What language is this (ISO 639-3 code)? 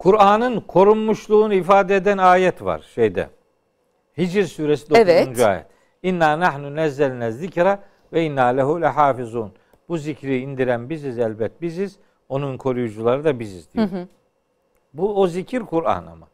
tur